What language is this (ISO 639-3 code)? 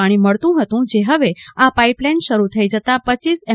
guj